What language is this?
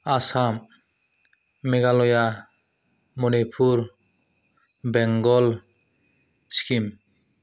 Bodo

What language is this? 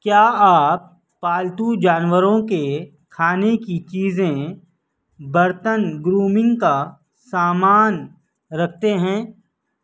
Urdu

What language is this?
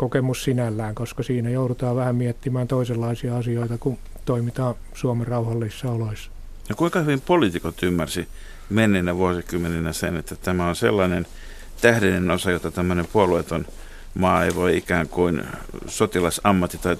Finnish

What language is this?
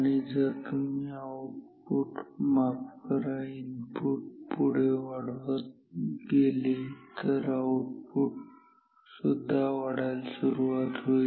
Marathi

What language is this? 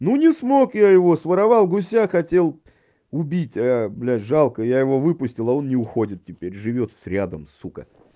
Russian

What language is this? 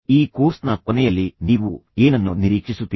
Kannada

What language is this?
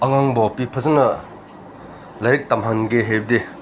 Manipuri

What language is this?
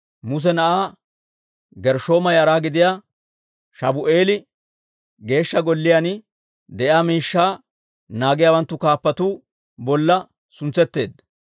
Dawro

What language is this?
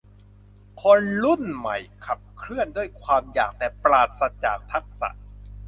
Thai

